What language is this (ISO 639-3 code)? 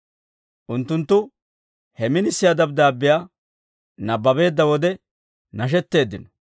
dwr